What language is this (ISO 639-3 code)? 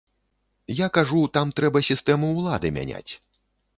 bel